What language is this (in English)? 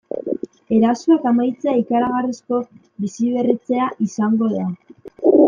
Basque